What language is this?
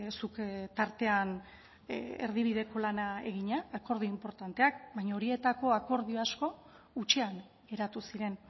Basque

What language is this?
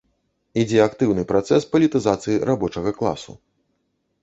Belarusian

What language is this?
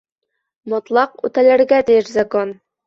Bashkir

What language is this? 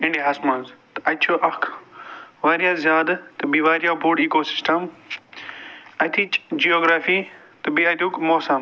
Kashmiri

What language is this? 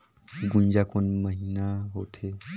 Chhattisgarhi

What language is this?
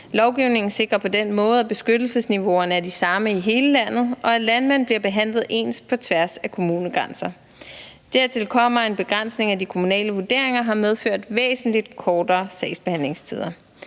Danish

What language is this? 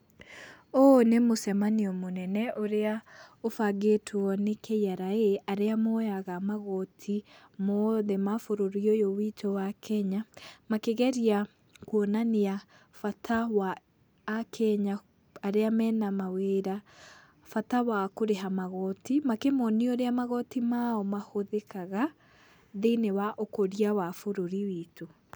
Kikuyu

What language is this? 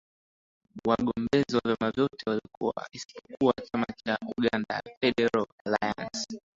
Swahili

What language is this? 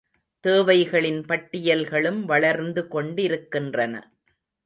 Tamil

